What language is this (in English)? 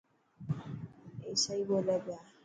Dhatki